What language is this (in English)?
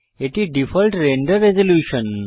Bangla